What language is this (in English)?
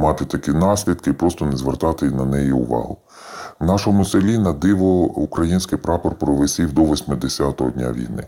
Ukrainian